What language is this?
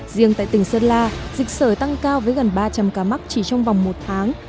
Vietnamese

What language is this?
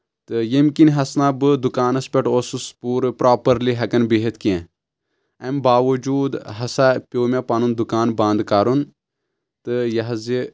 Kashmiri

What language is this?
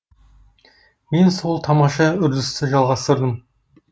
Kazakh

